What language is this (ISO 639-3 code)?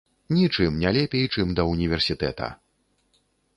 bel